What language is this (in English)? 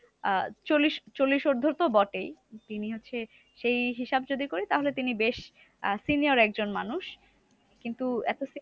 Bangla